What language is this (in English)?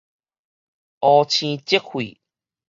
Min Nan Chinese